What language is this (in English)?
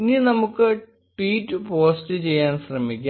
Malayalam